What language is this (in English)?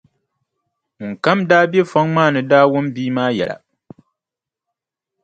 Dagbani